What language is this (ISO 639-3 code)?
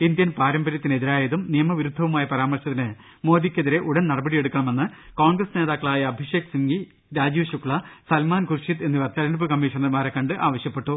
mal